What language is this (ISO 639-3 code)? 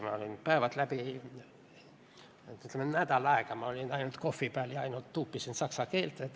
est